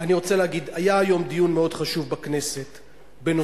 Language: Hebrew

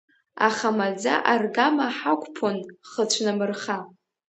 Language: Abkhazian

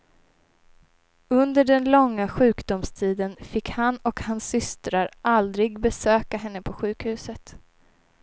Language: Swedish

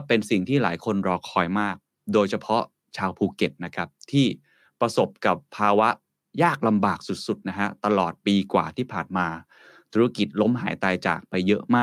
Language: Thai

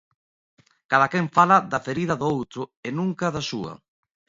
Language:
Galician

